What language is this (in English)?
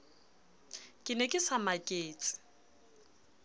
Southern Sotho